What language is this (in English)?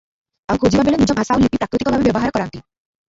Odia